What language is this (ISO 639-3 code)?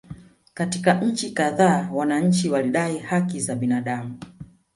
swa